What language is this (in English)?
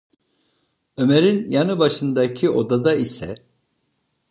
Turkish